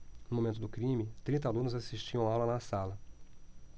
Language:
Portuguese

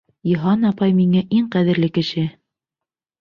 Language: Bashkir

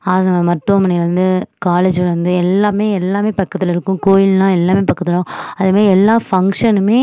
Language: Tamil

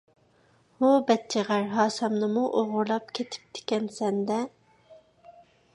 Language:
Uyghur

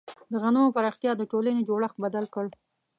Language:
Pashto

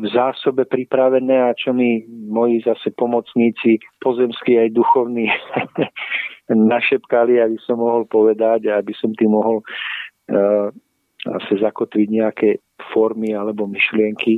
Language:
Slovak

